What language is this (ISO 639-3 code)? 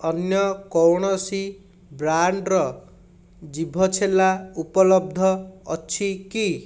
ori